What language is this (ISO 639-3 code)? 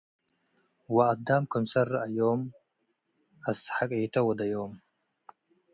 tig